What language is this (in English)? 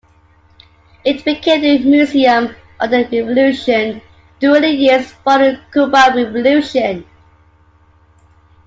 English